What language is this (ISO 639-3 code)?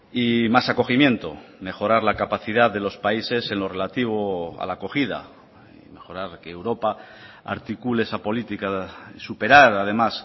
spa